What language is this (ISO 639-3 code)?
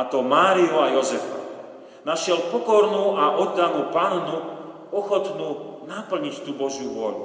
slk